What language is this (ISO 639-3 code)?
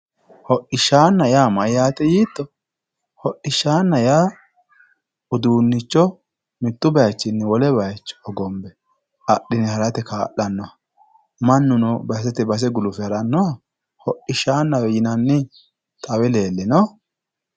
sid